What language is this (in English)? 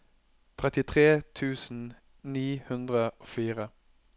Norwegian